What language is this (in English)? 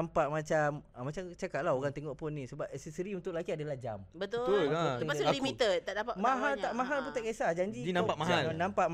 Malay